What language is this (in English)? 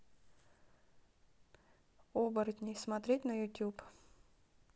Russian